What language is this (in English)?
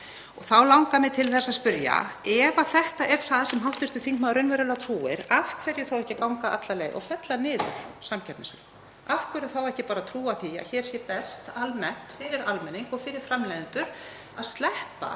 Icelandic